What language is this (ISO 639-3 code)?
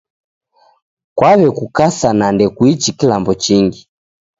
dav